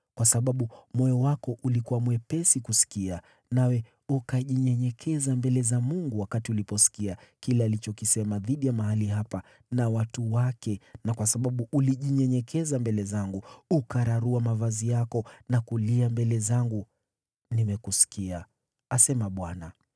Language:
Swahili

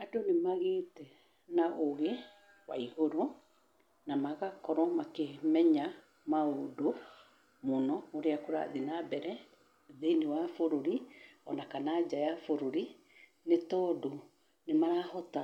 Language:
Kikuyu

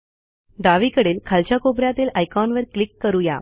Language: Marathi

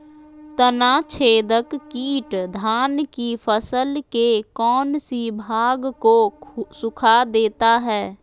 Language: Magahi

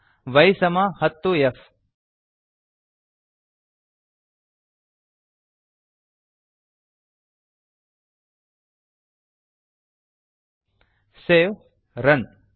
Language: Kannada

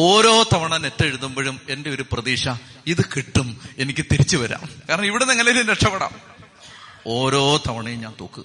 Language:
Malayalam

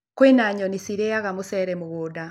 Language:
Kikuyu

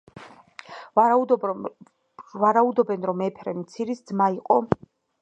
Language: Georgian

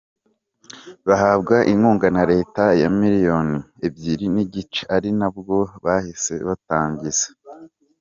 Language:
Kinyarwanda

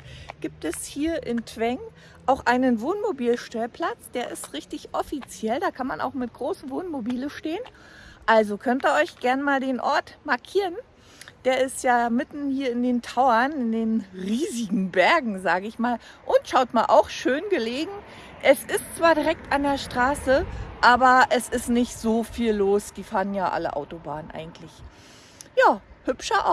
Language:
German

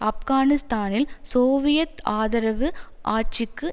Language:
Tamil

